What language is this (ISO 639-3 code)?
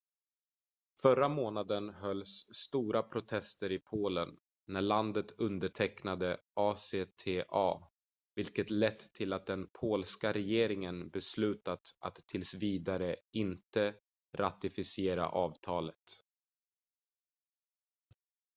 swe